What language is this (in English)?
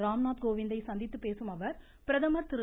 Tamil